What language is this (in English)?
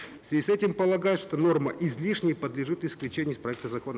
Kazakh